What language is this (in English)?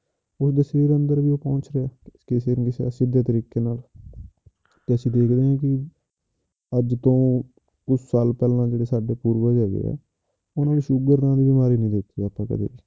Punjabi